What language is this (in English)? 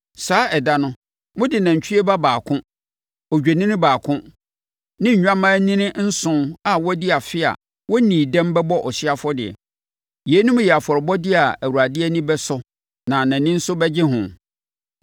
Akan